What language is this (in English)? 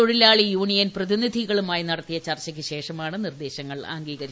Malayalam